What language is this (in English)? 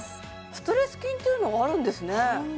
Japanese